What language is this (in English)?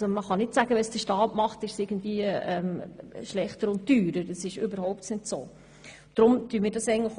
Swiss German